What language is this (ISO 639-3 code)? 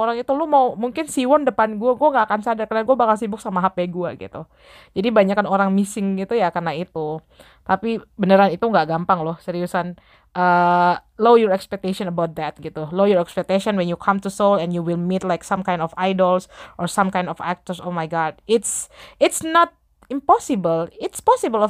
ind